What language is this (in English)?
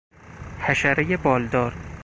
Persian